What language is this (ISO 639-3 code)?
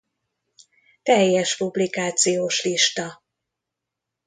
hun